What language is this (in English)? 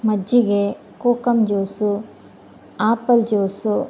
Kannada